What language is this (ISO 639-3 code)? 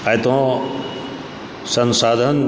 mai